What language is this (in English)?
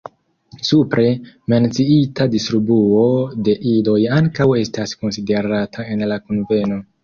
Esperanto